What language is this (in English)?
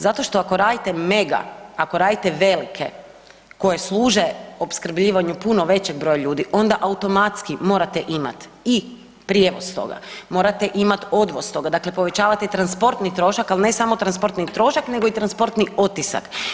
Croatian